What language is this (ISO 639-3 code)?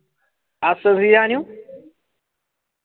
mal